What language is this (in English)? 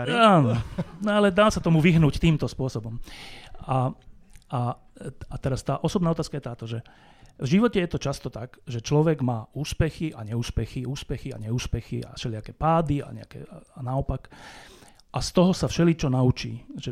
Slovak